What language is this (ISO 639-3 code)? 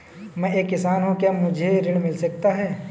hin